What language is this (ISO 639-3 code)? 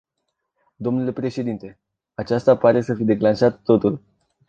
ron